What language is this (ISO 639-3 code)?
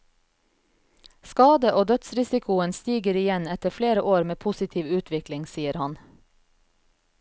nor